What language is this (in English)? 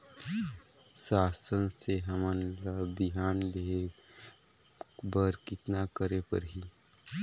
Chhattisgarhi